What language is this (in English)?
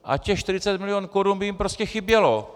Czech